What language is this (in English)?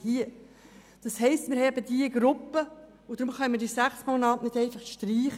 Swiss German